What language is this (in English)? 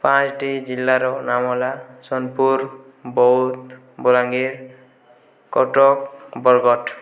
Odia